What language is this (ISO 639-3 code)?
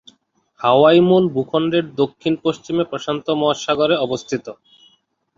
ben